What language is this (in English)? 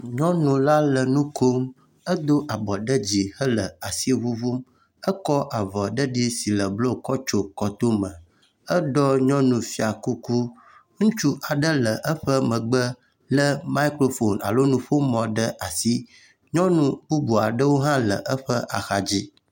Ewe